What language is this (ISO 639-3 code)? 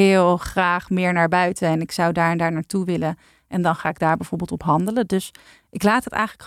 nld